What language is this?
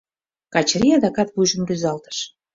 Mari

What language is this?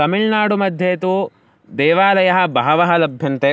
Sanskrit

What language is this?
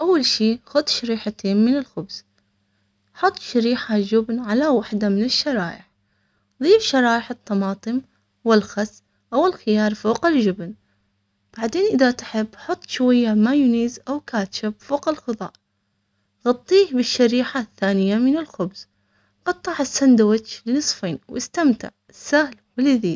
Omani Arabic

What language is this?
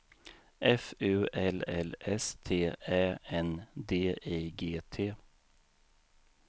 Swedish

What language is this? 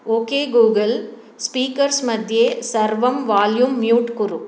Sanskrit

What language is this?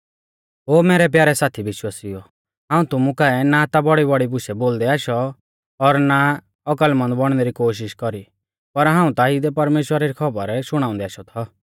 Mahasu Pahari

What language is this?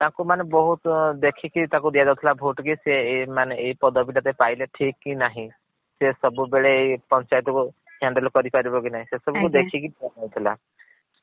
Odia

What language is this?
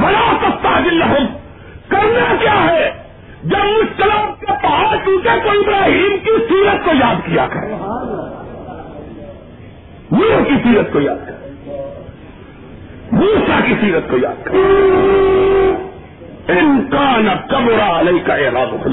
Urdu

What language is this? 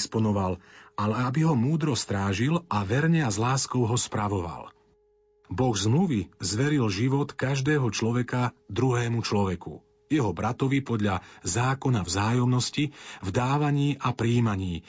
Slovak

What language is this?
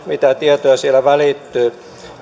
Finnish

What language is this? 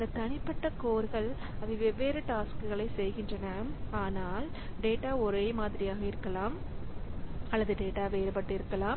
Tamil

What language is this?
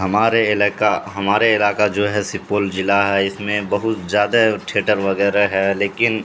Urdu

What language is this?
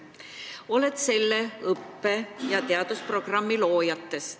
Estonian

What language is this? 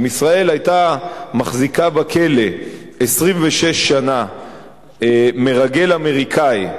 Hebrew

